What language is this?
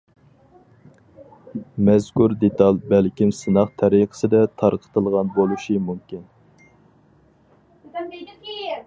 Uyghur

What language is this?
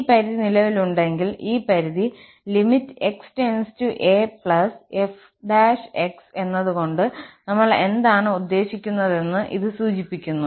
Malayalam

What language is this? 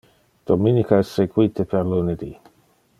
Interlingua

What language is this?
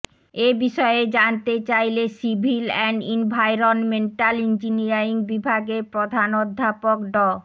Bangla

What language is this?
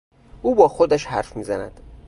Persian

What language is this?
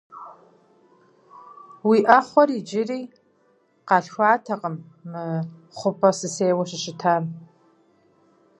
Kabardian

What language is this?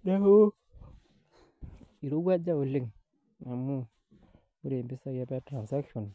Masai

